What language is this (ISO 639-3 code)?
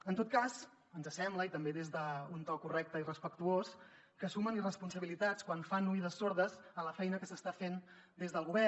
cat